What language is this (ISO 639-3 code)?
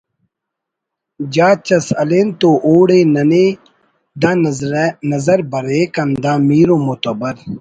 brh